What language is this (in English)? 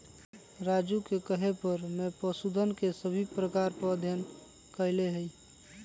Magahi